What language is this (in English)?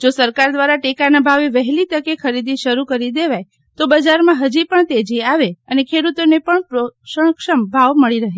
Gujarati